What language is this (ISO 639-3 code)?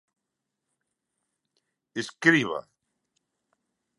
glg